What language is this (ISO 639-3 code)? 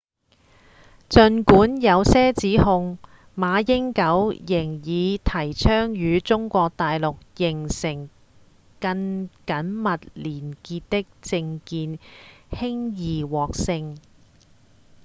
yue